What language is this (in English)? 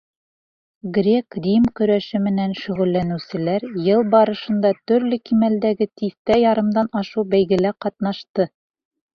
Bashkir